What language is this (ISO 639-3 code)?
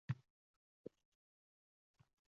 uzb